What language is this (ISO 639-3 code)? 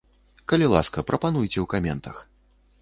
bel